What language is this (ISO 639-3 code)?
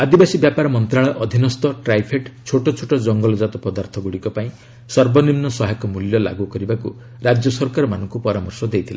ori